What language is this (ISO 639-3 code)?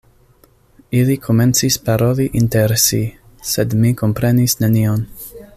epo